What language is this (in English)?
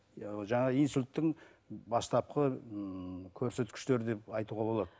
Kazakh